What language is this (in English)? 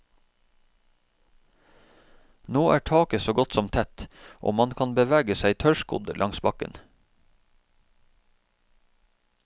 Norwegian